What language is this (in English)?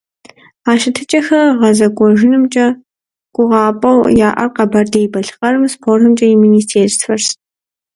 Kabardian